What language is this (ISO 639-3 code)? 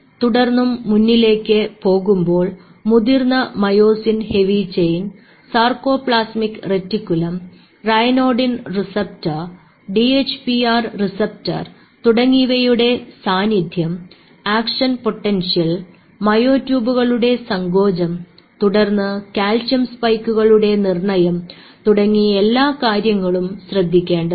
mal